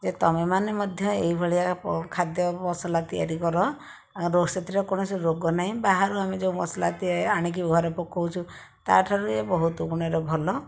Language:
Odia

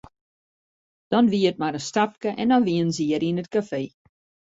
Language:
Western Frisian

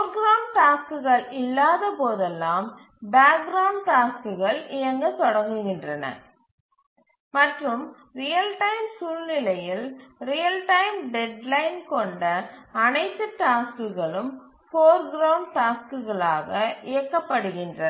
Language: Tamil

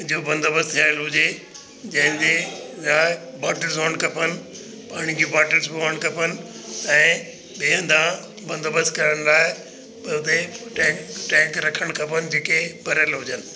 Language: Sindhi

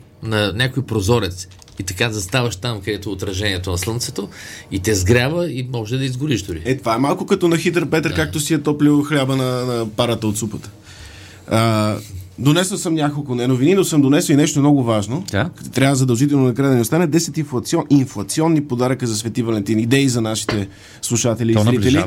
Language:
Bulgarian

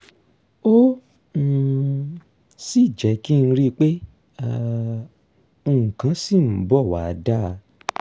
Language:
Yoruba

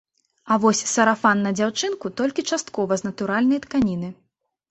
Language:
Belarusian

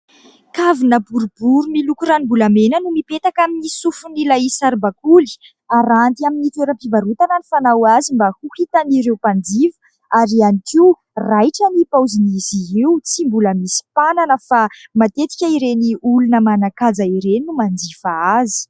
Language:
Malagasy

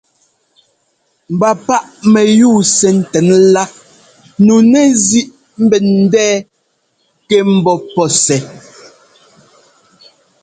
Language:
Ngomba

